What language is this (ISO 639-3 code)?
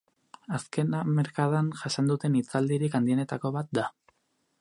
eus